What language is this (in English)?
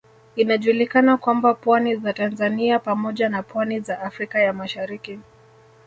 Swahili